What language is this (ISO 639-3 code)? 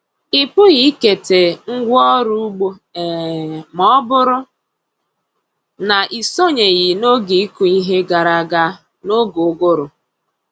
ibo